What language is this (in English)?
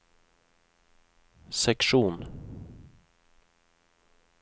Norwegian